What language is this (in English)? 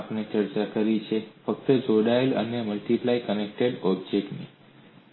Gujarati